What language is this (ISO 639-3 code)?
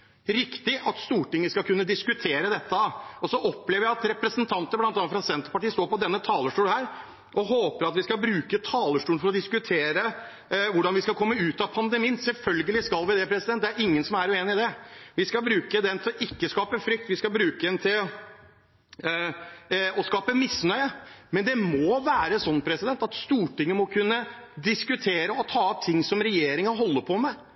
nob